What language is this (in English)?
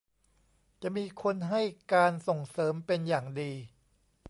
Thai